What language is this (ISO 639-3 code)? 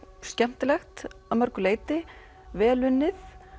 isl